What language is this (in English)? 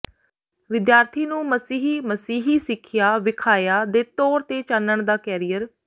Punjabi